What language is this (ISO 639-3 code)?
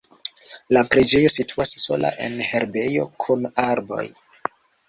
epo